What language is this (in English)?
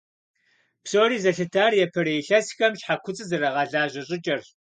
Kabardian